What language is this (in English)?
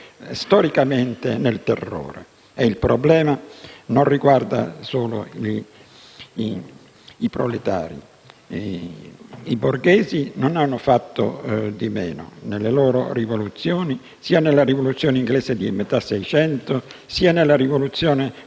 Italian